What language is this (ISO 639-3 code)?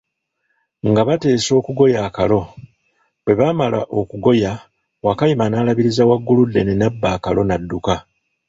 lug